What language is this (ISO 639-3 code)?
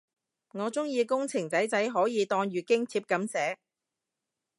yue